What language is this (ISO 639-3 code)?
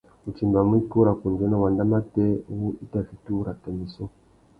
bag